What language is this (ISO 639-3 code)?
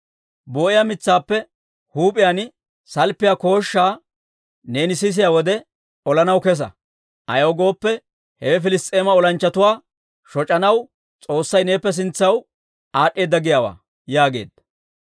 dwr